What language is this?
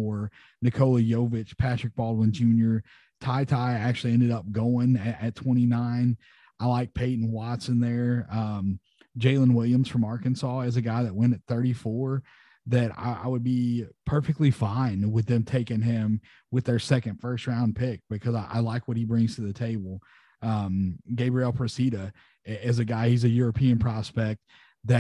English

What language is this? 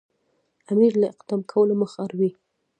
Pashto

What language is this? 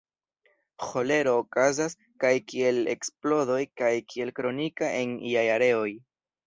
Esperanto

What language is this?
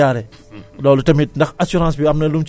Wolof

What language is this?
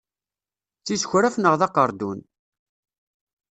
Kabyle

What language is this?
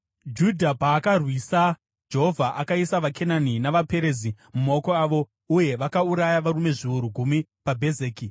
Shona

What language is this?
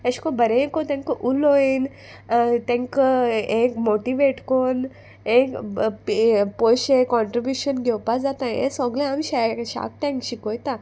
Konkani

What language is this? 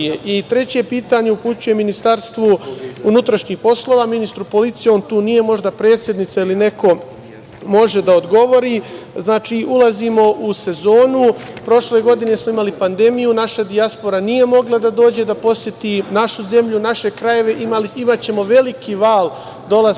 Serbian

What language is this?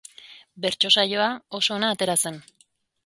Basque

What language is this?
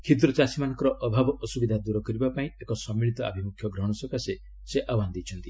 Odia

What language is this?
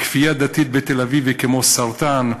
Hebrew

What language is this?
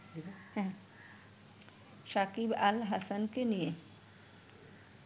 Bangla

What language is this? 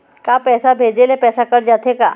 Chhattisgarhi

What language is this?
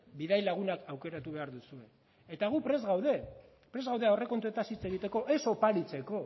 Basque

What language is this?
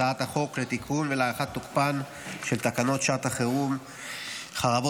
Hebrew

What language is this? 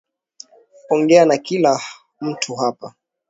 Swahili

